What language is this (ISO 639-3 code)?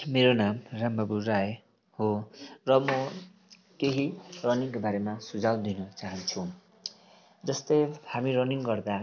nep